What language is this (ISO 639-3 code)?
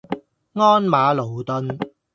yue